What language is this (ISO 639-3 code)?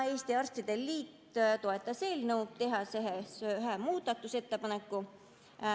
est